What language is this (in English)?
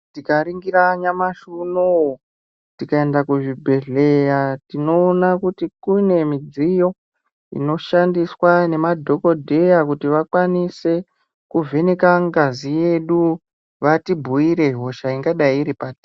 Ndau